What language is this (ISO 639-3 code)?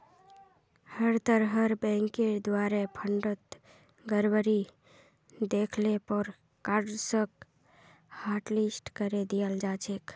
mag